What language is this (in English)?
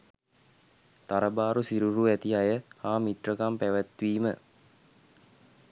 Sinhala